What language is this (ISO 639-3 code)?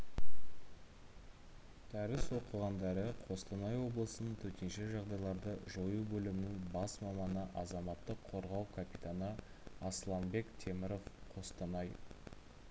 kaz